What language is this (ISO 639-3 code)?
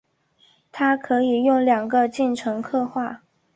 zho